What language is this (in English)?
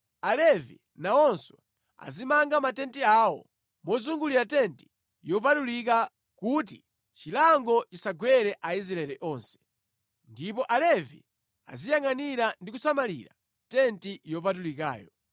Nyanja